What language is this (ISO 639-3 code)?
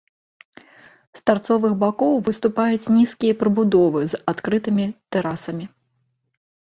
bel